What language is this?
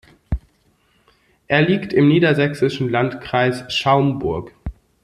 German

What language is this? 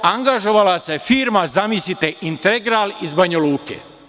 Serbian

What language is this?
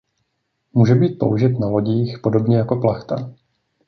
Czech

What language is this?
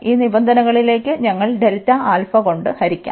Malayalam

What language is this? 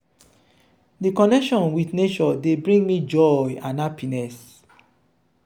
Nigerian Pidgin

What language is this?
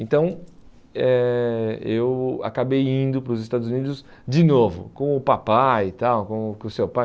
Portuguese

